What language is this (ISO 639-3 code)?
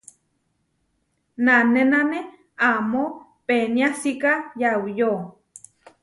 var